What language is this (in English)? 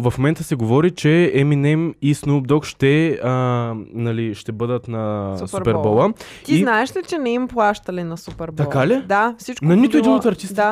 Bulgarian